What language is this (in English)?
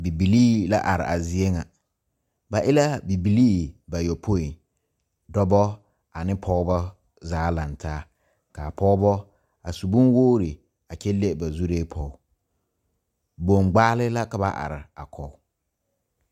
Southern Dagaare